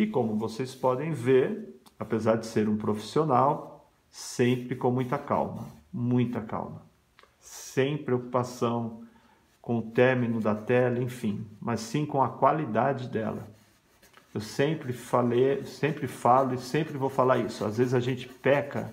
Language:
Portuguese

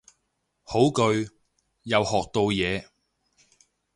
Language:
Cantonese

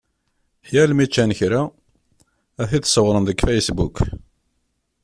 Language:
Kabyle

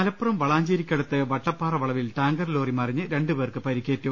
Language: Malayalam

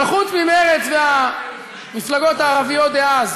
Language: Hebrew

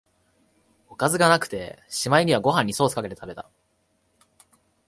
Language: Japanese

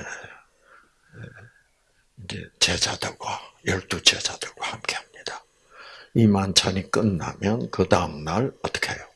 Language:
Korean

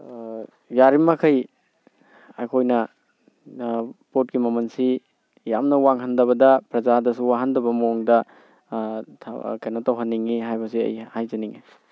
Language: Manipuri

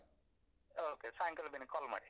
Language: Kannada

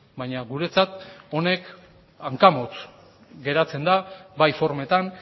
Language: Basque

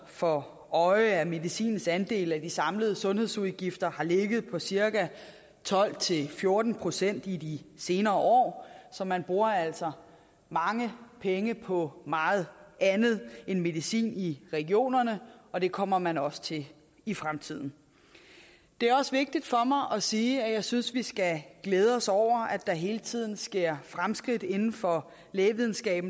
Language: Danish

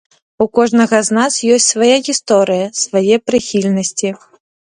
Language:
Belarusian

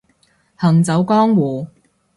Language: Cantonese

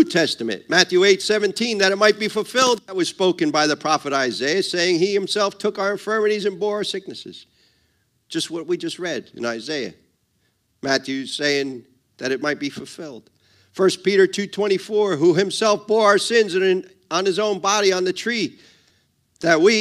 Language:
English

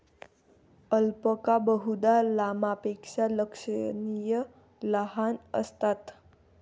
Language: Marathi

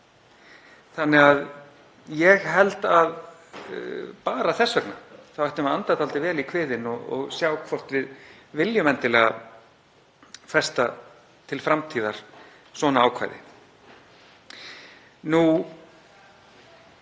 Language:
Icelandic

